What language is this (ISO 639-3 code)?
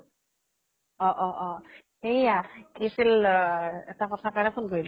asm